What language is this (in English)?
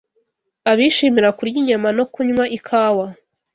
Kinyarwanda